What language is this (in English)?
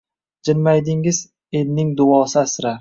Uzbek